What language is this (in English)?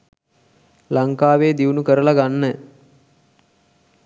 Sinhala